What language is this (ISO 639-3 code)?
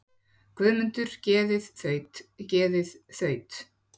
isl